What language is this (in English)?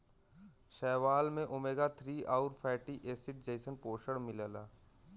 Bhojpuri